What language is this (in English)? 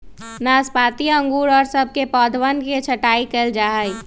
Magahi